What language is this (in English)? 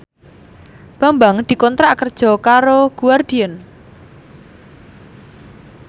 Javanese